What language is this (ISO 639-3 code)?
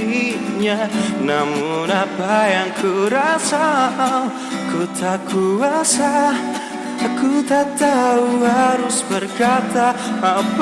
ind